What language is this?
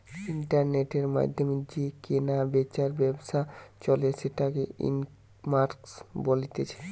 Bangla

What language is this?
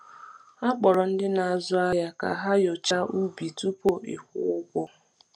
Igbo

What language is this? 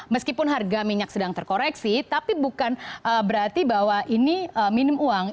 Indonesian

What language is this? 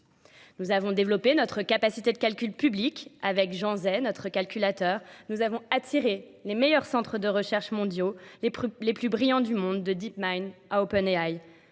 French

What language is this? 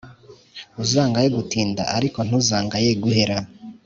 Kinyarwanda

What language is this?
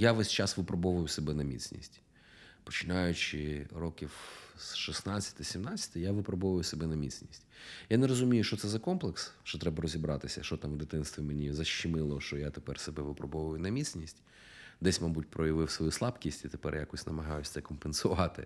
Ukrainian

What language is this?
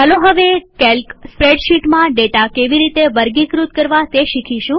Gujarati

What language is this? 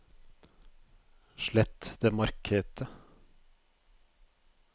Norwegian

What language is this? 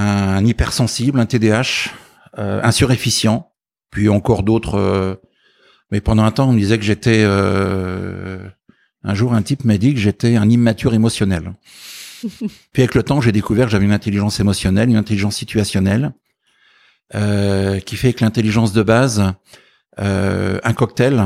French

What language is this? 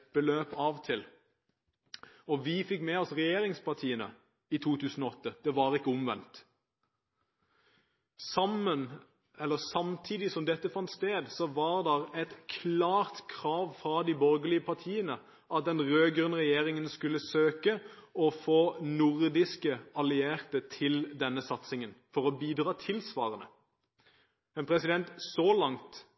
Norwegian Bokmål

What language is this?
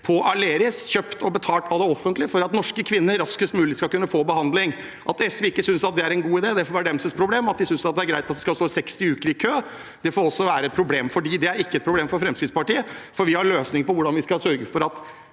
Norwegian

